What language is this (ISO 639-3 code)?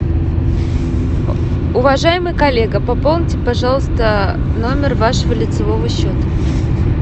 rus